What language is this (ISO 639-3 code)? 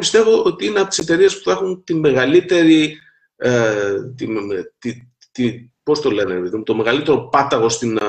ell